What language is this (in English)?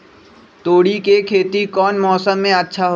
Magahi